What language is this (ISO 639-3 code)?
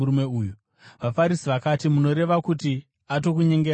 sna